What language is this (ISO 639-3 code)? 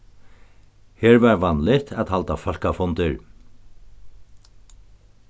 fao